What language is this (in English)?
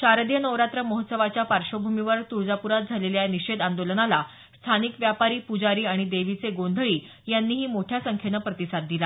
Marathi